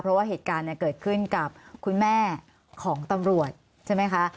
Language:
Thai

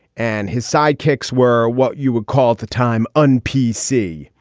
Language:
English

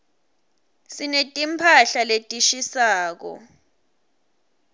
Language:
Swati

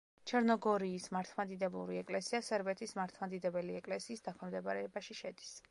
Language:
Georgian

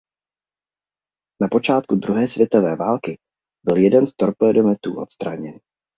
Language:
Czech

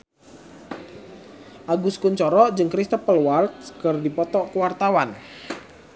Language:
Sundanese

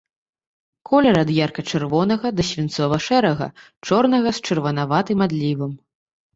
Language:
Belarusian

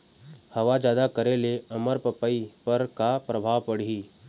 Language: Chhattisgarhi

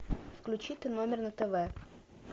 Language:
Russian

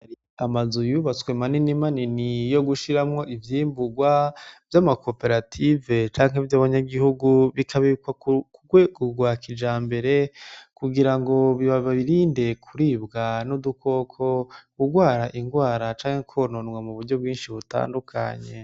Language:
Rundi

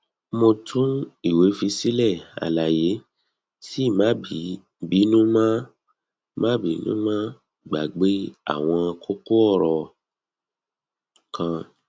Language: Yoruba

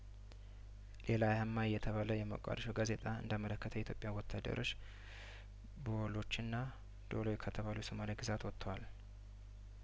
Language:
Amharic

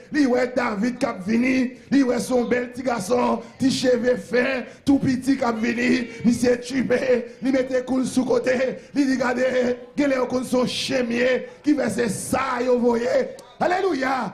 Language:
French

